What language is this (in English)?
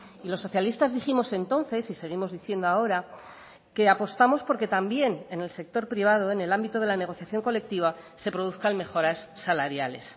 Spanish